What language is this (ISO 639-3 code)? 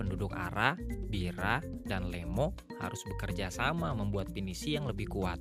ind